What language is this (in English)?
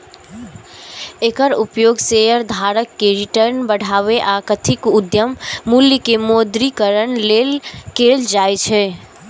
Maithili